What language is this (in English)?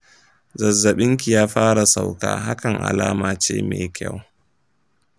Hausa